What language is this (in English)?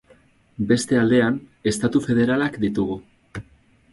Basque